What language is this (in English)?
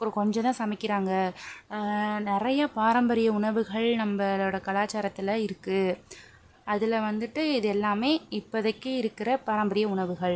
Tamil